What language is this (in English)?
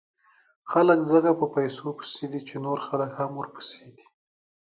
Pashto